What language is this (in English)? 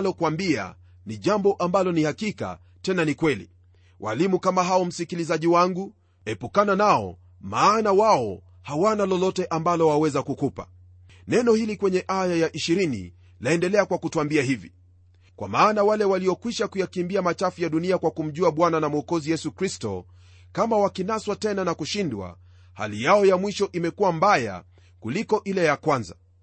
Swahili